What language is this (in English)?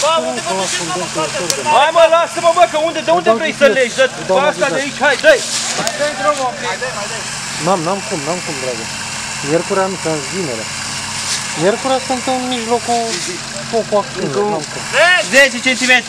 Romanian